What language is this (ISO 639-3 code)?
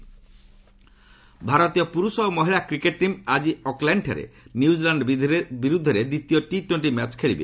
ori